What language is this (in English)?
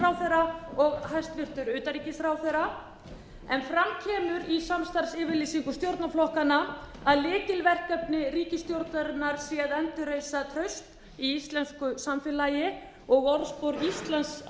Icelandic